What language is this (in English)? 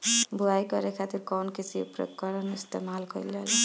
Bhojpuri